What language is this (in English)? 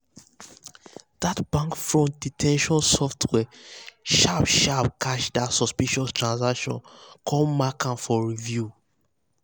Nigerian Pidgin